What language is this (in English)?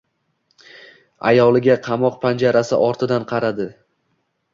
Uzbek